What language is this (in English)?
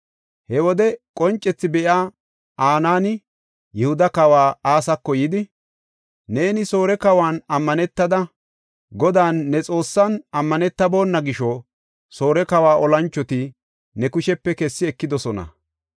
Gofa